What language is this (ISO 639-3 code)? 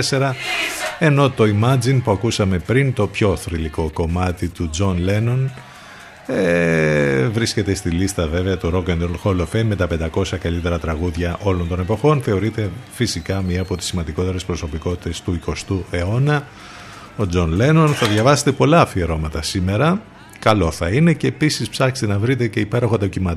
ell